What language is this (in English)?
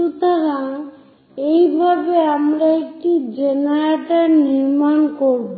Bangla